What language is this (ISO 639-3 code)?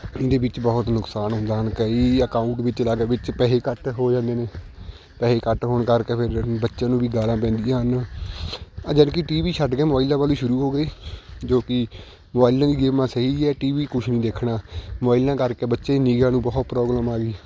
pan